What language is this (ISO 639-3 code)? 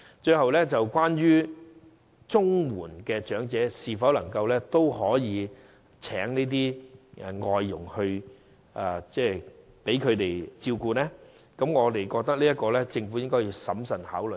yue